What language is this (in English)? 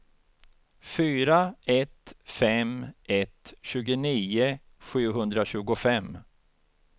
Swedish